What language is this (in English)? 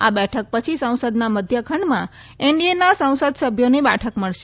Gujarati